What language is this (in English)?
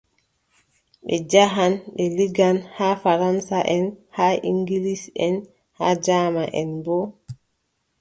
Adamawa Fulfulde